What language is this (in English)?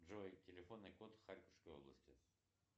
Russian